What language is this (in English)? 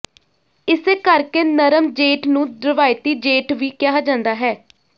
Punjabi